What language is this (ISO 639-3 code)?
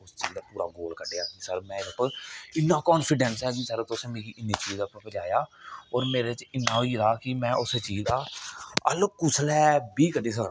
doi